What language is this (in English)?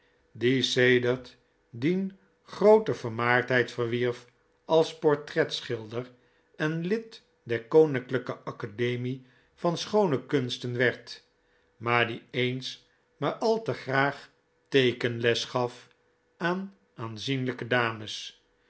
Dutch